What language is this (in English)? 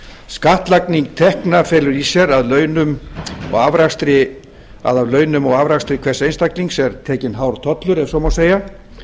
Icelandic